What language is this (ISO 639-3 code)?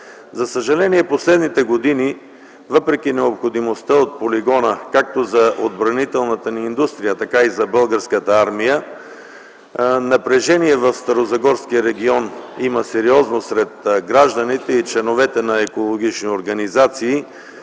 bul